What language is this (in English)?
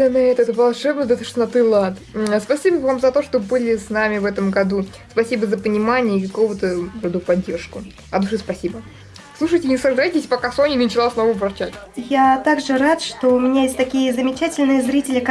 Russian